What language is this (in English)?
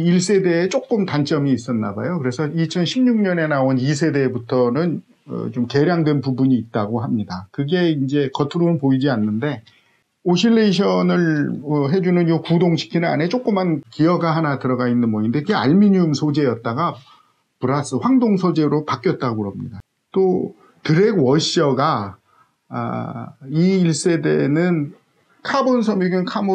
Korean